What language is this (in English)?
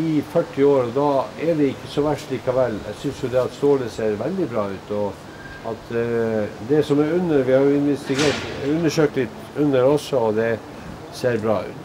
Norwegian